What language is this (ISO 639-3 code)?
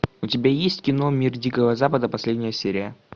rus